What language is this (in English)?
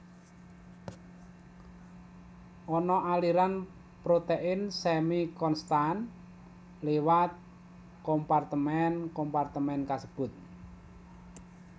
Javanese